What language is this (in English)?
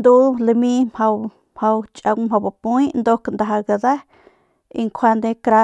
Northern Pame